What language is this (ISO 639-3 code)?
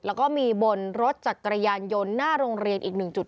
tha